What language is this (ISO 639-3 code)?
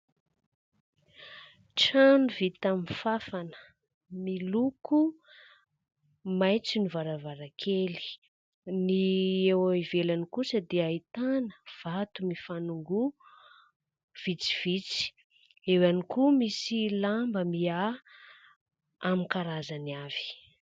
mlg